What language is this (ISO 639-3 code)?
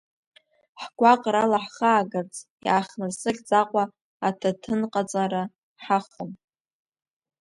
abk